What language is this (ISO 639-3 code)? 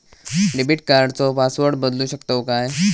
mar